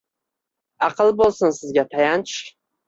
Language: Uzbek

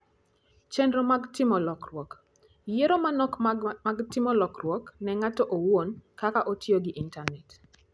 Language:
Luo (Kenya and Tanzania)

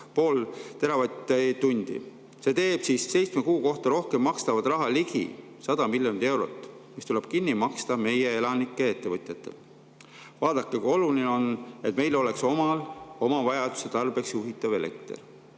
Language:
Estonian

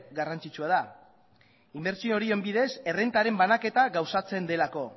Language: Basque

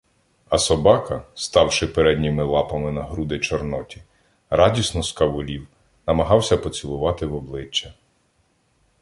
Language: Ukrainian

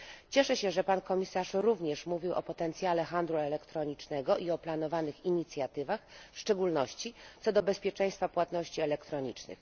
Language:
Polish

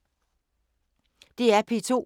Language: Danish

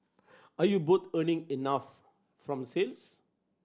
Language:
English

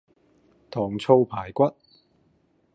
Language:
Cantonese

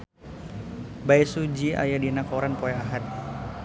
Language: Sundanese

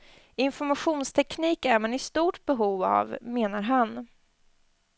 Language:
Swedish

